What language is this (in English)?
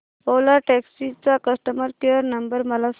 Marathi